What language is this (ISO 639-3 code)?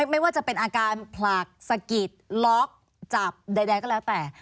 tha